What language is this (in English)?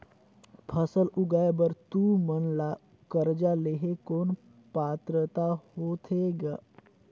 Chhattisgarhi